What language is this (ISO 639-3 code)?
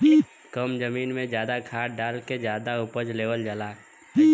bho